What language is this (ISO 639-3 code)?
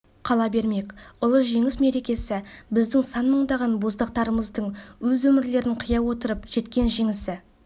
kaz